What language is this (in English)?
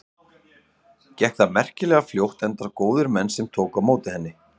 Icelandic